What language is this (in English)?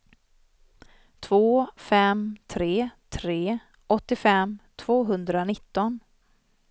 Swedish